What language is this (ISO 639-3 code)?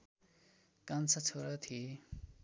nep